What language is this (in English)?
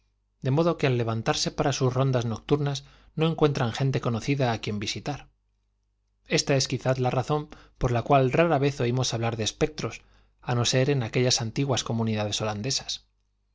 Spanish